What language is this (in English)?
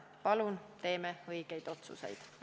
Estonian